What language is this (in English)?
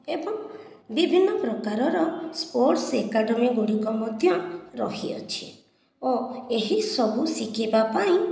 Odia